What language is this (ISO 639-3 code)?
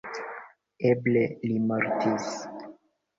epo